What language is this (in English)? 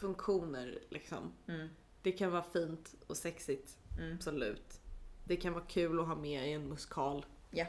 Swedish